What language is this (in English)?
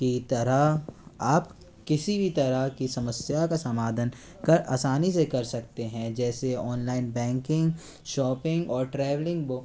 Hindi